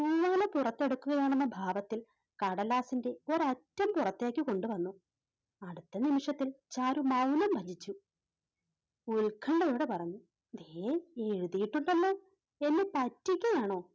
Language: Malayalam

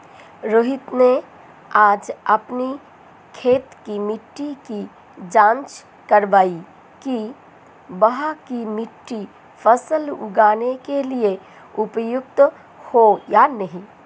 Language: Hindi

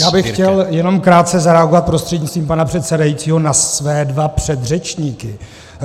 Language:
Czech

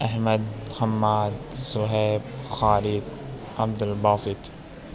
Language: Urdu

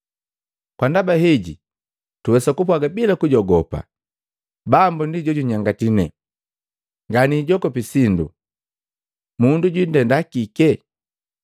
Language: Matengo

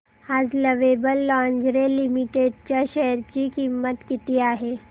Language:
Marathi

